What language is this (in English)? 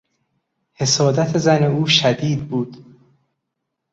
Persian